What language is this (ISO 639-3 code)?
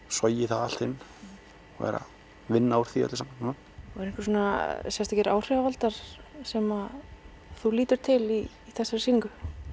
isl